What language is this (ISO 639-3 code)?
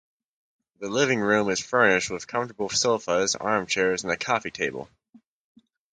eng